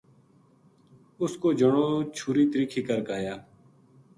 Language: Gujari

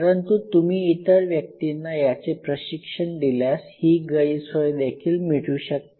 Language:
Marathi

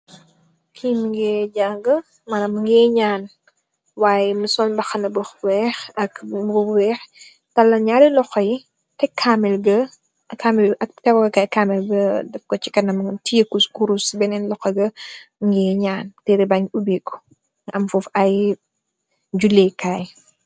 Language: Wolof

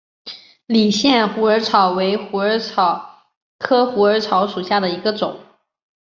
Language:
Chinese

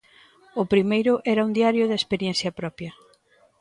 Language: Galician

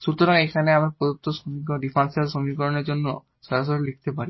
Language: Bangla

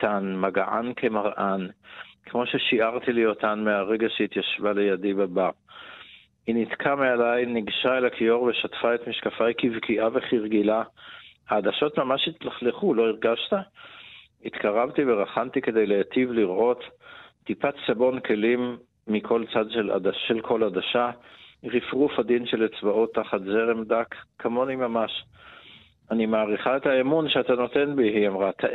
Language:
Hebrew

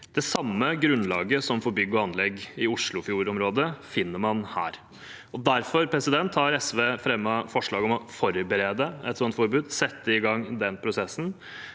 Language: Norwegian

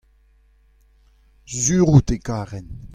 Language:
Breton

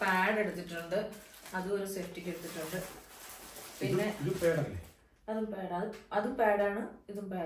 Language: Malayalam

